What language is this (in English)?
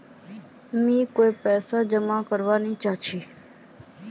Magahi